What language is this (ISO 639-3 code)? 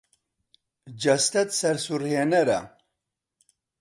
ckb